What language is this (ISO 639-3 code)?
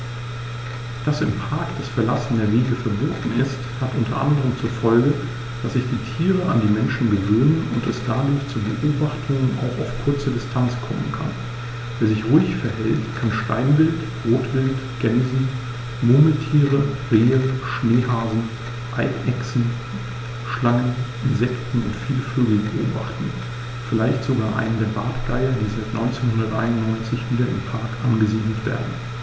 deu